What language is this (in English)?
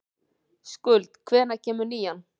Icelandic